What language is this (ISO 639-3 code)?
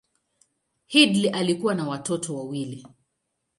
swa